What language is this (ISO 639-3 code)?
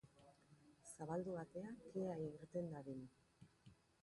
eus